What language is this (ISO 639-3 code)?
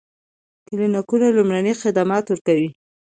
pus